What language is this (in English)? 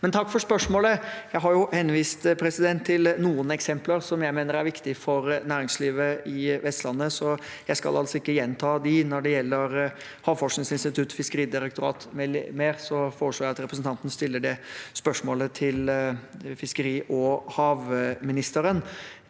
Norwegian